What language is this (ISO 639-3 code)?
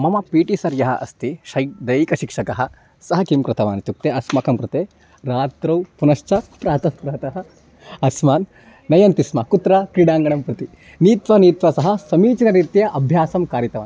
san